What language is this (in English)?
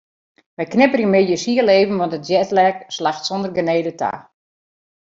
Western Frisian